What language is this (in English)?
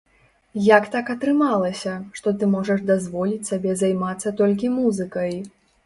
Belarusian